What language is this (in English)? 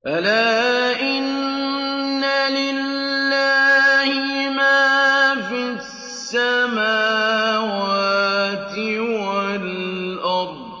Arabic